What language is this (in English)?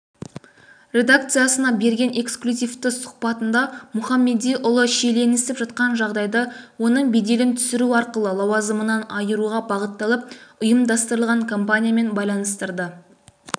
Kazakh